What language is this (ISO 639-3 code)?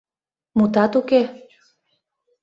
chm